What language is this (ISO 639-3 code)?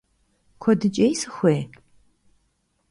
kbd